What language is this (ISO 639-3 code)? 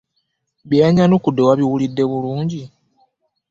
lug